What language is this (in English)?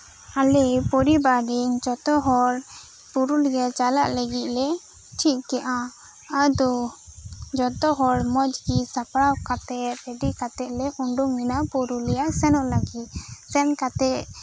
Santali